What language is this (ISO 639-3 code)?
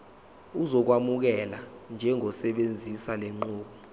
zul